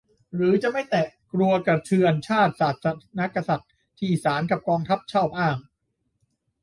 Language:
Thai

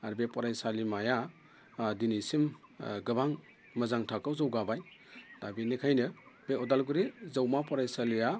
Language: Bodo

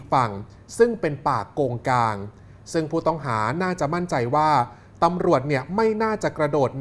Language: Thai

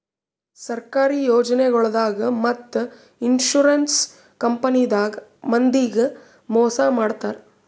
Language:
Kannada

